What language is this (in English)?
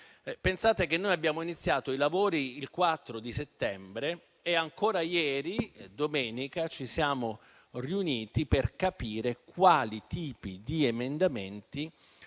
Italian